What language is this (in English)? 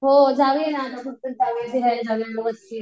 Marathi